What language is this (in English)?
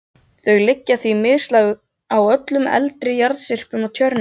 Icelandic